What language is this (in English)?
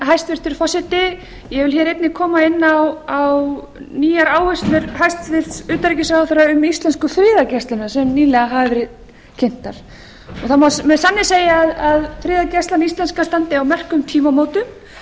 Icelandic